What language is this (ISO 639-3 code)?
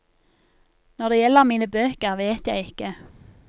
nor